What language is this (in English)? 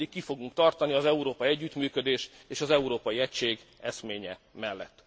Hungarian